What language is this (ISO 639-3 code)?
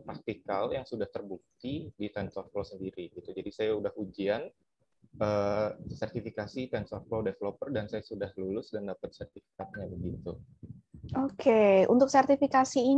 ind